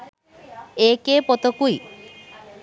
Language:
Sinhala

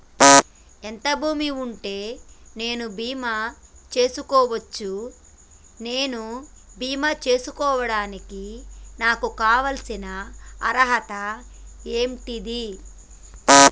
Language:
Telugu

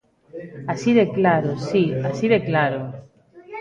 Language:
Galician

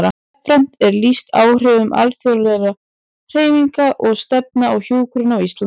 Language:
Icelandic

